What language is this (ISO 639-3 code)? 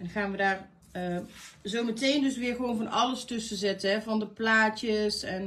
nld